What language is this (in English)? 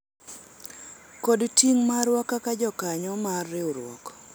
Luo (Kenya and Tanzania)